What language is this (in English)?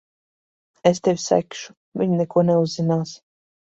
Latvian